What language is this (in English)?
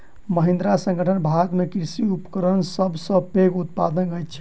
Maithili